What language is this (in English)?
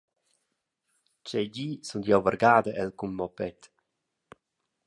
Romansh